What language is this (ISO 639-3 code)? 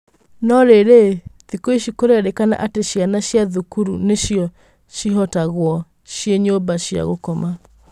kik